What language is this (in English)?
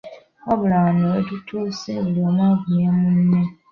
Ganda